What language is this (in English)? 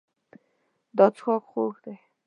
Pashto